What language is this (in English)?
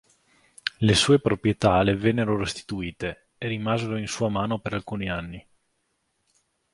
Italian